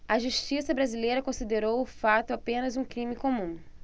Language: Portuguese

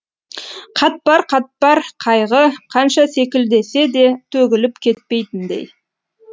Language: Kazakh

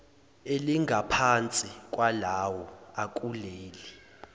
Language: Zulu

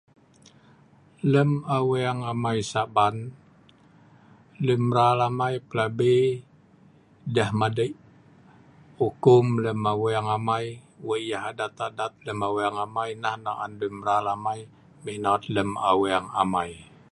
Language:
Sa'ban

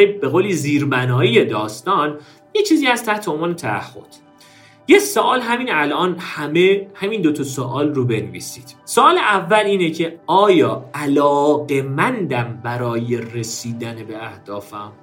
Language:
Persian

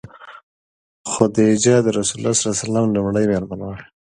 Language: Pashto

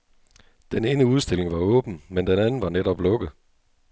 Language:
Danish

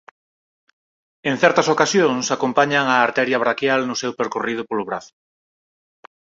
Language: Galician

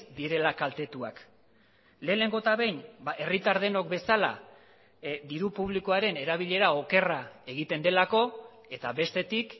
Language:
Basque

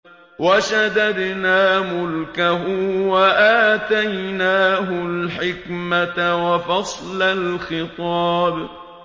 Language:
Arabic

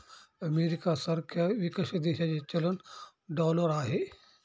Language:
Marathi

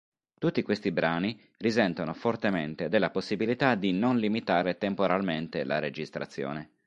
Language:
Italian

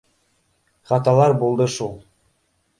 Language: Bashkir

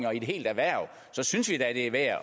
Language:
Danish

